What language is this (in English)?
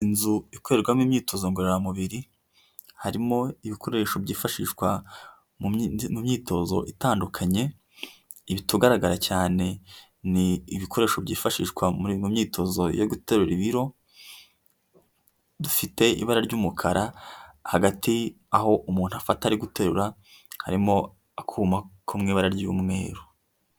Kinyarwanda